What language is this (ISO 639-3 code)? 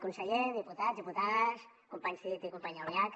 cat